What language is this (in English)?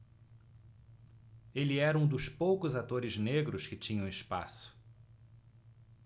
Portuguese